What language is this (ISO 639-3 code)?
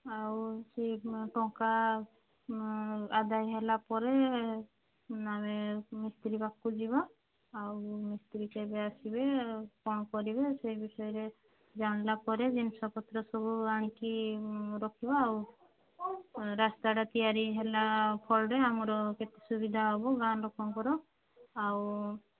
ori